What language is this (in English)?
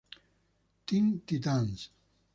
Spanish